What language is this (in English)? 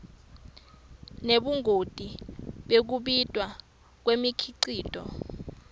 Swati